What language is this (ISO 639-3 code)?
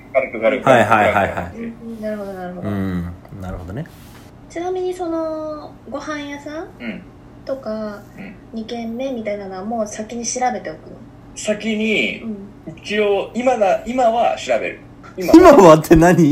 jpn